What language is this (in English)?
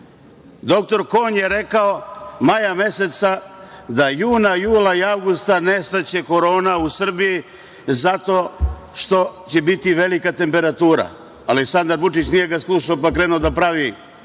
Serbian